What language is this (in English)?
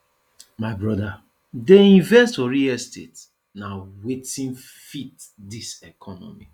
Nigerian Pidgin